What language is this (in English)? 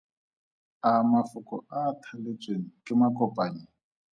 Tswana